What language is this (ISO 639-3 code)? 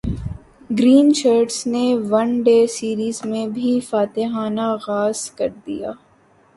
urd